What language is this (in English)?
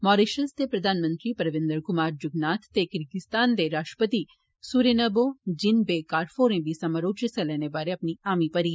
Dogri